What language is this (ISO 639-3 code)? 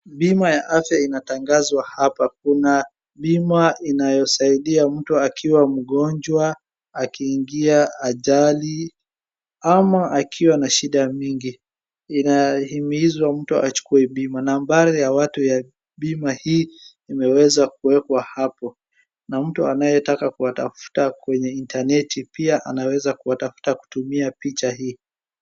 swa